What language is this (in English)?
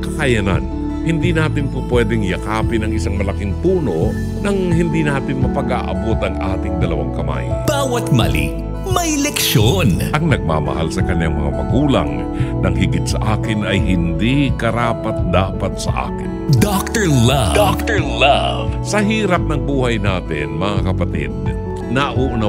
Filipino